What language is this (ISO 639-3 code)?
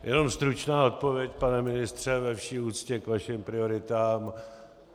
ces